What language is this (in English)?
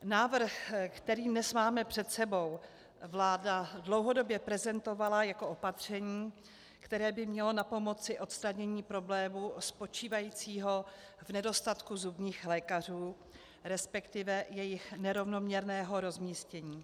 Czech